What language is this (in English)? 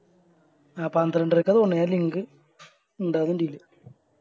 Malayalam